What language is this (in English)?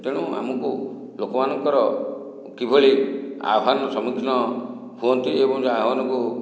Odia